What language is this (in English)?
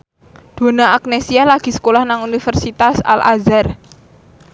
Javanese